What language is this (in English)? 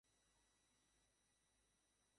Bangla